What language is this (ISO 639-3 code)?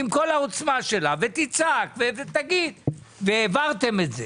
heb